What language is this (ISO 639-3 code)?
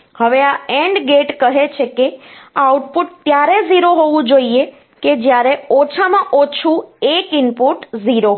guj